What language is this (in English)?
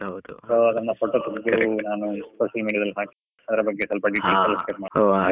Kannada